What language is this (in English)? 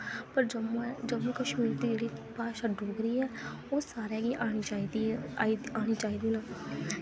Dogri